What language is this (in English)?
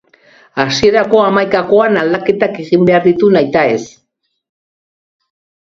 Basque